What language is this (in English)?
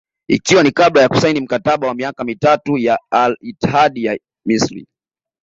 Swahili